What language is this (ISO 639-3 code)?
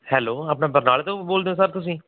pan